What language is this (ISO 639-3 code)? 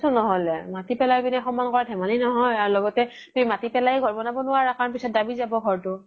asm